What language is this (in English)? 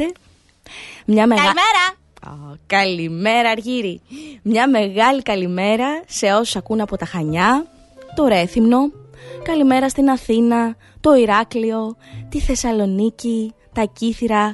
Greek